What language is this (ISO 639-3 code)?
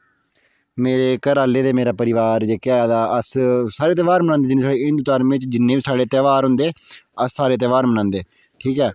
doi